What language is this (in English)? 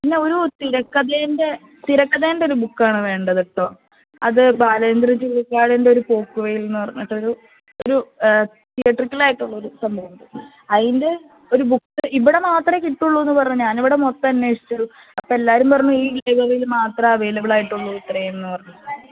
Malayalam